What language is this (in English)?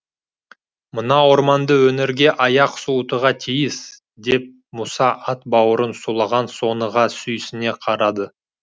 Kazakh